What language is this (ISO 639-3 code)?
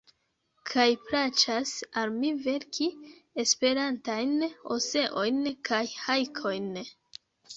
epo